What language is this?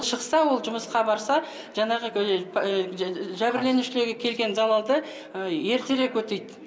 Kazakh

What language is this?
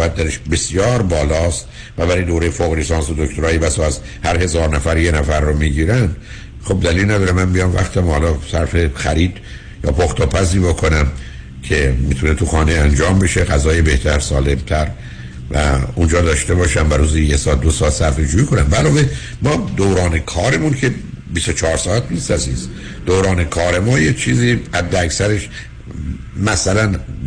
Persian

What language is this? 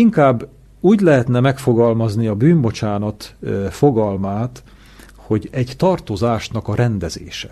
Hungarian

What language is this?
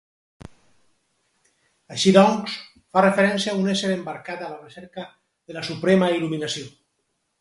Catalan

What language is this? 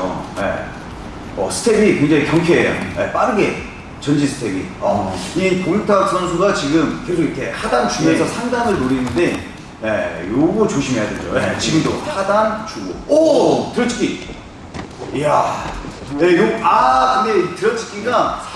Korean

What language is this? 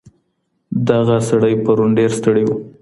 Pashto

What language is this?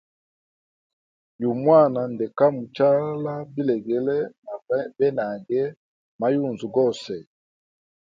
Hemba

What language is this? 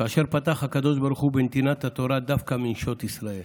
Hebrew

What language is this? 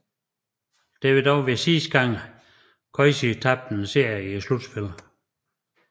Danish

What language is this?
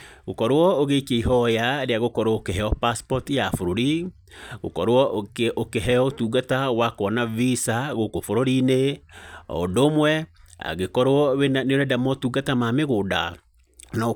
Kikuyu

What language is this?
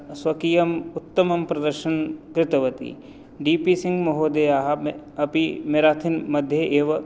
Sanskrit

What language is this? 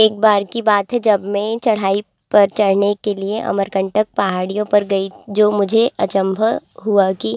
Hindi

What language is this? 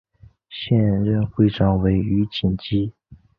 Chinese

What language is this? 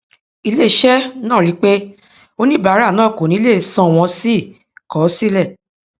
Yoruba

